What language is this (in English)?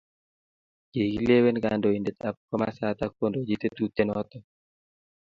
Kalenjin